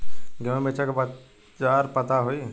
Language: Bhojpuri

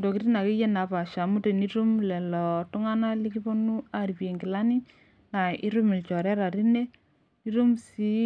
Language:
Masai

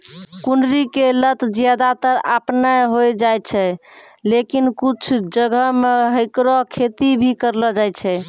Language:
Maithili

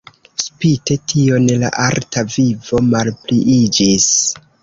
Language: Esperanto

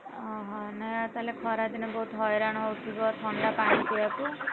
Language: Odia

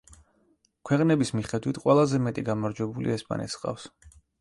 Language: Georgian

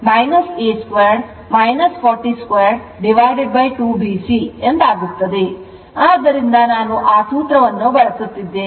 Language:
Kannada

